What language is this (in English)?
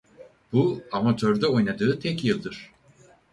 Turkish